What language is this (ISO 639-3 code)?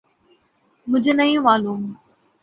urd